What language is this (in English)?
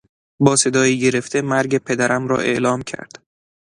Persian